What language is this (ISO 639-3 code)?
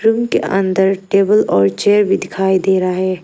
hin